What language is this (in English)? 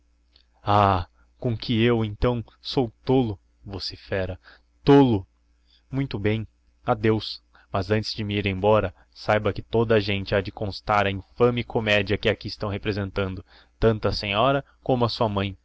Portuguese